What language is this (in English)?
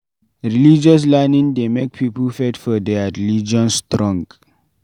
Nigerian Pidgin